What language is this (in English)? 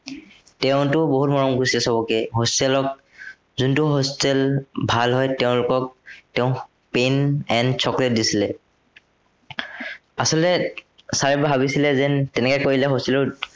Assamese